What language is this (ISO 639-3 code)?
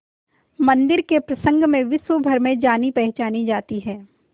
hin